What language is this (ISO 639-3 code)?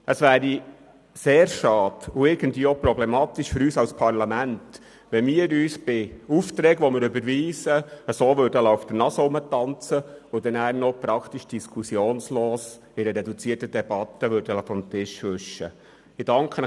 gsw